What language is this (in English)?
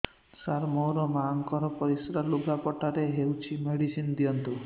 Odia